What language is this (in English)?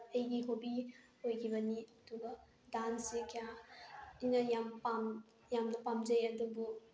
Manipuri